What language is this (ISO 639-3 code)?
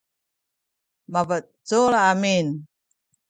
szy